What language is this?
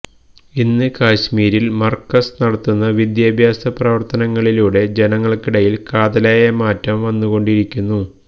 Malayalam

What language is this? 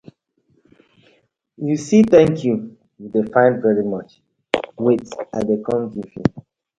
Nigerian Pidgin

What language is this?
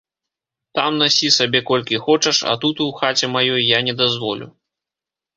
Belarusian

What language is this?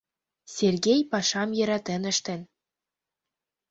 Mari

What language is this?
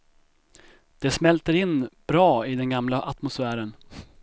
Swedish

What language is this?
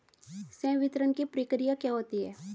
Hindi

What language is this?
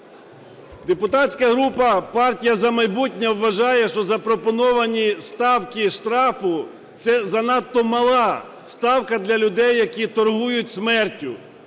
Ukrainian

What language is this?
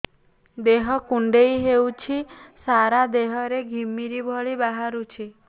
Odia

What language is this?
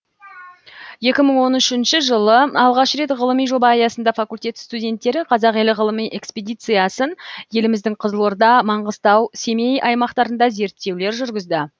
Kazakh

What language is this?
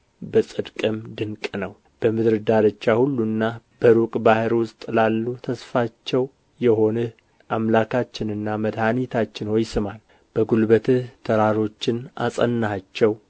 Amharic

